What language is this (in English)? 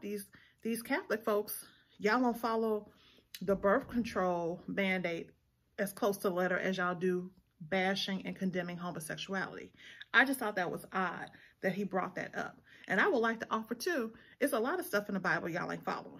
English